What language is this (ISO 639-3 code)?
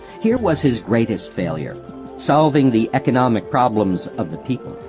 eng